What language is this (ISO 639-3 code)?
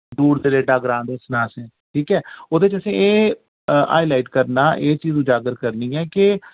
doi